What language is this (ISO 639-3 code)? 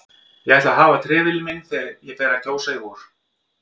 isl